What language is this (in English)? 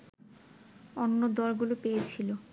Bangla